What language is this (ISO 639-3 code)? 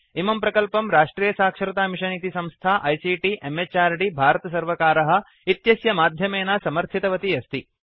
san